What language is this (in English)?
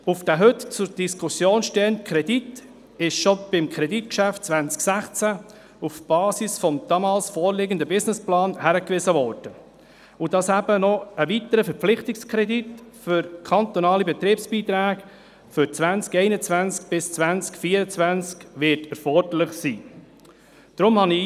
Swiss German